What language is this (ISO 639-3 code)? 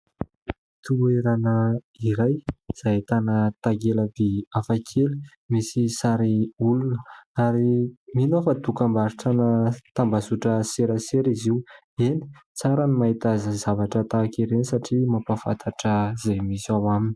mlg